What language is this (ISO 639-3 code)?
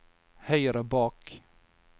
nor